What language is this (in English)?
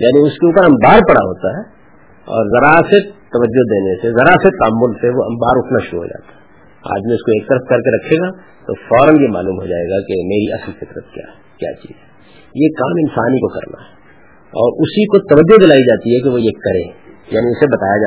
Urdu